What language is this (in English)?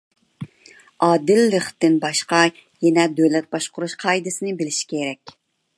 Uyghur